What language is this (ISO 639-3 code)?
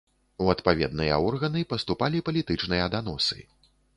bel